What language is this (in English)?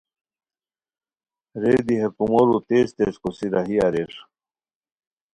Khowar